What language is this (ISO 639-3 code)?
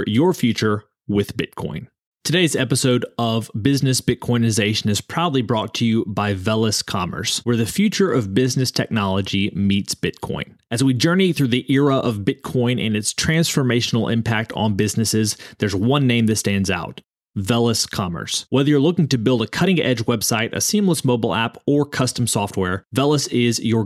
eng